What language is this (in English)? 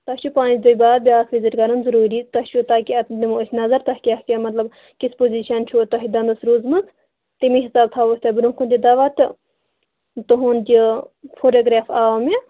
Kashmiri